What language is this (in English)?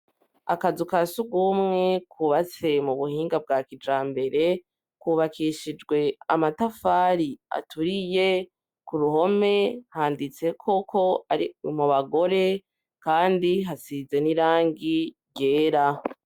Rundi